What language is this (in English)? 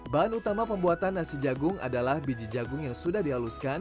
Indonesian